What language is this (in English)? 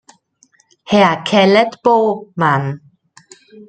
German